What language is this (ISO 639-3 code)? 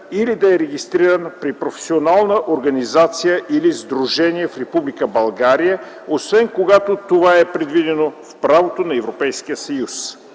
bul